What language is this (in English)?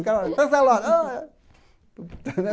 Portuguese